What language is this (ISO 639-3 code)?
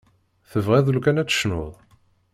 kab